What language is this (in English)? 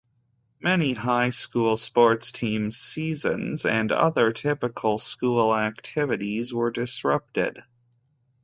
English